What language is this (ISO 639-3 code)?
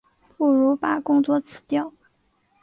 zho